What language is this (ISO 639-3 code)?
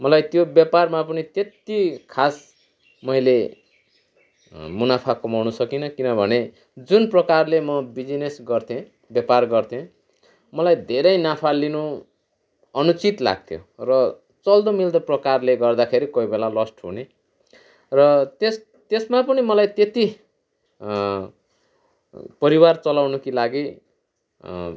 nep